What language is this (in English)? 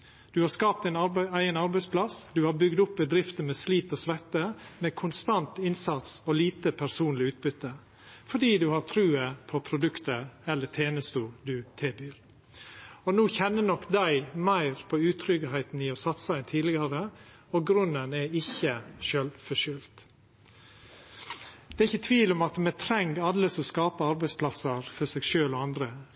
Norwegian Nynorsk